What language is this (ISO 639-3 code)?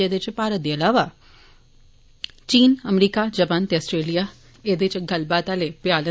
doi